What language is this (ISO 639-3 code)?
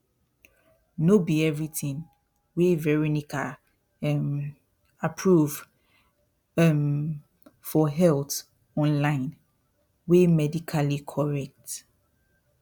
pcm